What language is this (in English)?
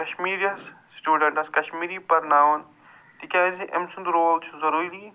Kashmiri